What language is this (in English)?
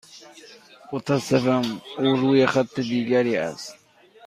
Persian